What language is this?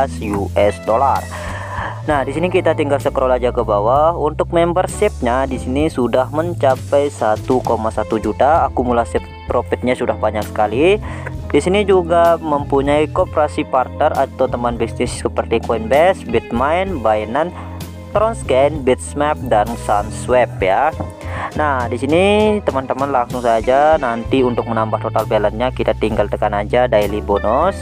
Indonesian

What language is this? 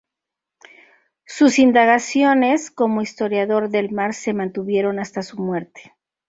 Spanish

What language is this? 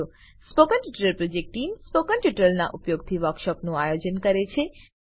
Gujarati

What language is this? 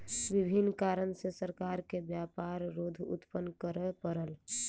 Maithili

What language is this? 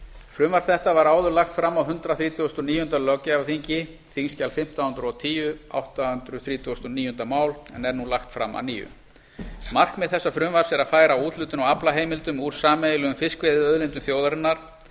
Icelandic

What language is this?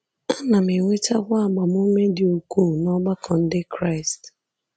Igbo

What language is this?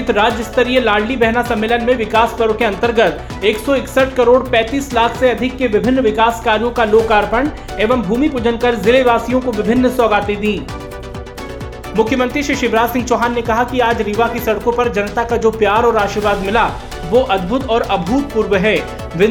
Hindi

